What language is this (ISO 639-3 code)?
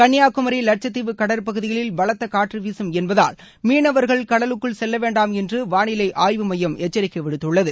tam